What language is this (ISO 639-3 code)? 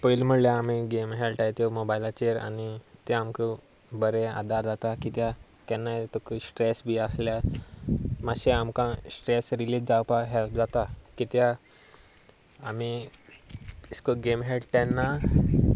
kok